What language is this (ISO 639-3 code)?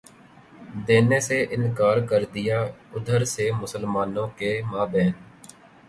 urd